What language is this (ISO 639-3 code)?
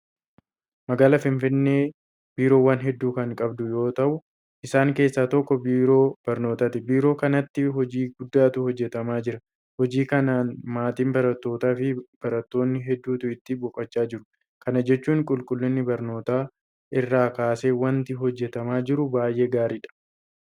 orm